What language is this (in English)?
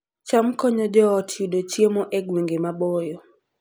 Luo (Kenya and Tanzania)